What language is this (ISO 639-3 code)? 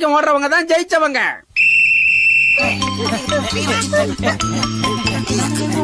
tam